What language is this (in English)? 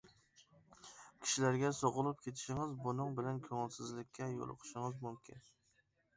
Uyghur